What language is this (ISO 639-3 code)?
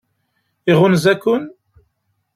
kab